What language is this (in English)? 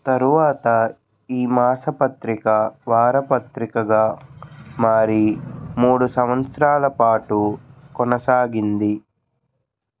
Telugu